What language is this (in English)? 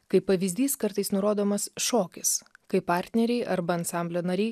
Lithuanian